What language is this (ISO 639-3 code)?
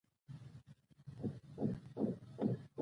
pus